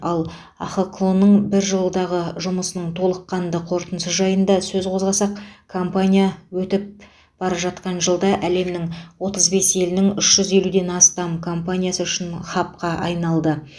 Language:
Kazakh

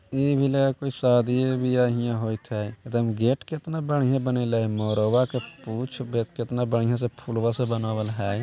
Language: Magahi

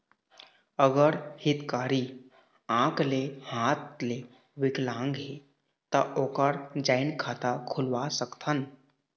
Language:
Chhattisgarhi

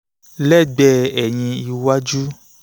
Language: Yoruba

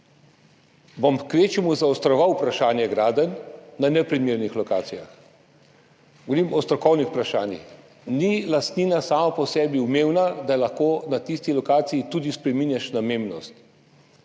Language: Slovenian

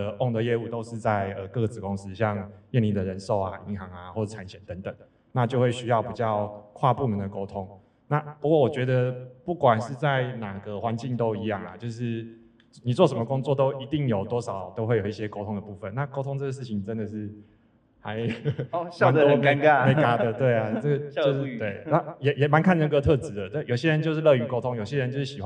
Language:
Chinese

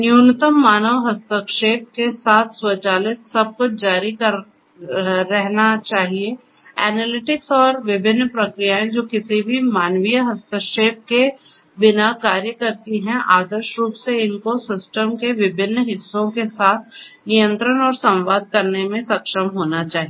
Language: Hindi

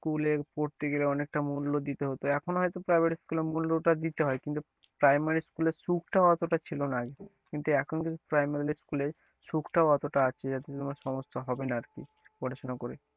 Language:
Bangla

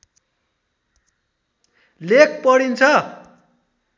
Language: Nepali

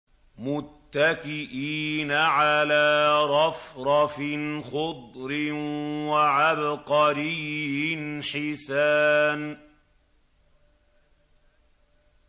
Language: Arabic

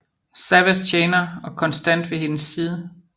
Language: Danish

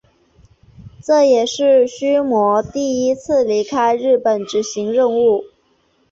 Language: Chinese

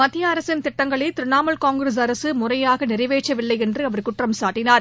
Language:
Tamil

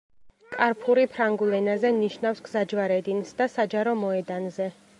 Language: Georgian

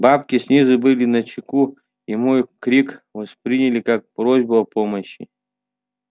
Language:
Russian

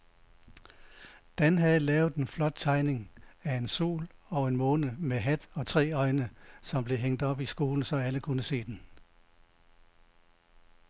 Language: Danish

